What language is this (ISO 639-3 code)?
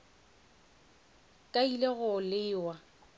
nso